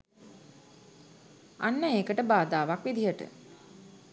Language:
Sinhala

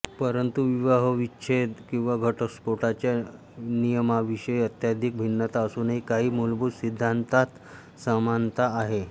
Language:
Marathi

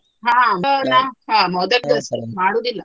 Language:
Kannada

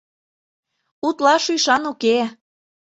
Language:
Mari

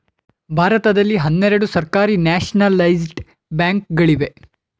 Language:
Kannada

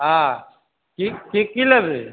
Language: Maithili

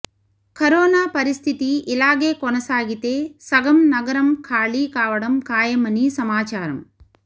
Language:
Telugu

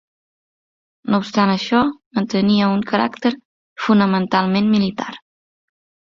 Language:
Catalan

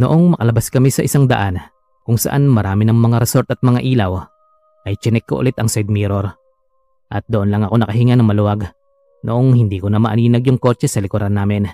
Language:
Filipino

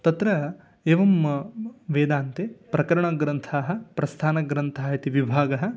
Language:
Sanskrit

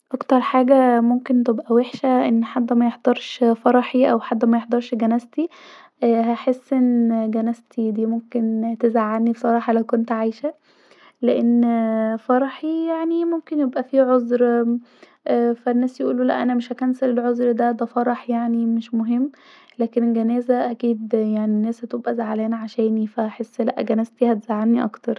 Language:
Egyptian Arabic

